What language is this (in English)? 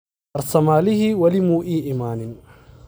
Somali